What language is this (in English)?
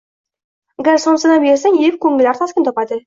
Uzbek